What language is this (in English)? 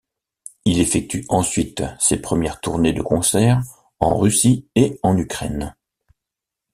French